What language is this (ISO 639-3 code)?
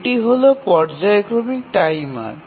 ben